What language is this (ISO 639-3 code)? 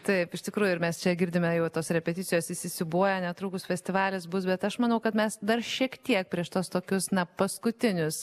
lit